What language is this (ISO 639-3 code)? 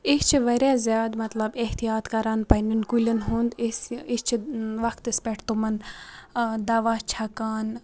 kas